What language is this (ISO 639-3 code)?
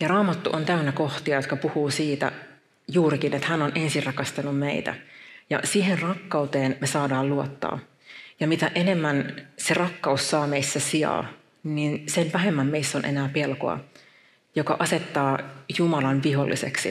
fin